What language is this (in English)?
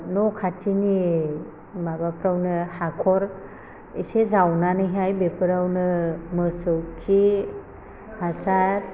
Bodo